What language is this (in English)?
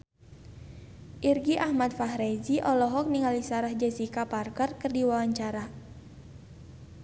Sundanese